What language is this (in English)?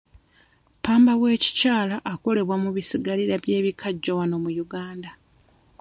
Ganda